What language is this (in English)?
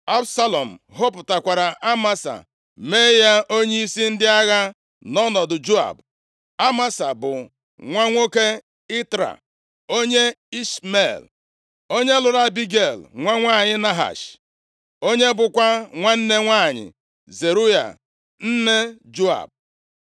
Igbo